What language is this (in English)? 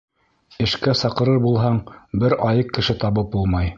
Bashkir